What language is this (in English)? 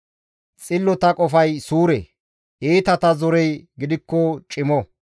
Gamo